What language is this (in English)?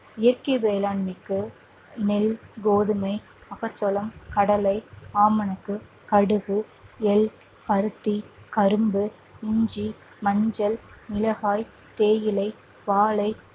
Tamil